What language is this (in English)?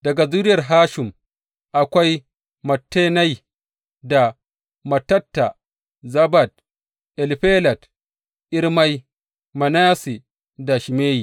Hausa